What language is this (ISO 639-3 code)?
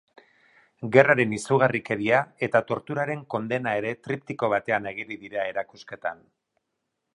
eus